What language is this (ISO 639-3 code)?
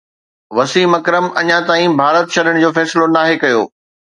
snd